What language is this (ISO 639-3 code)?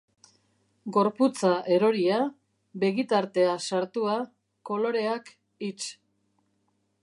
eus